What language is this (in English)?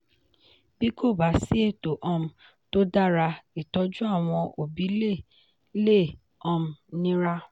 Yoruba